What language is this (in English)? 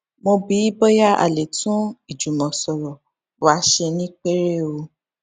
Yoruba